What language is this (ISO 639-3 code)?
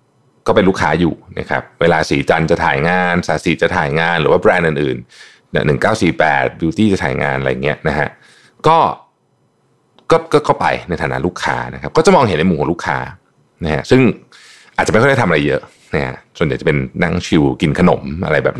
tha